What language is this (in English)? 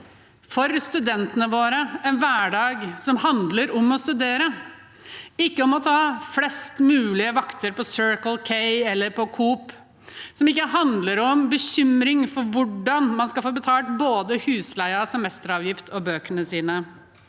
Norwegian